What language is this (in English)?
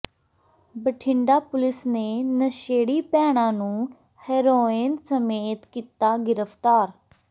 Punjabi